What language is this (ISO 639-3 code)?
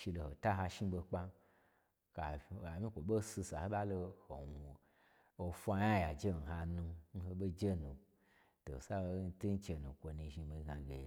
gbr